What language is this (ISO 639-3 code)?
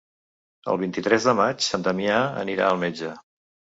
cat